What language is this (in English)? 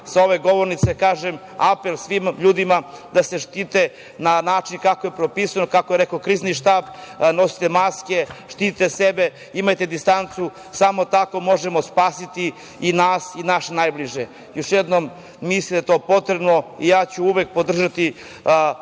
Serbian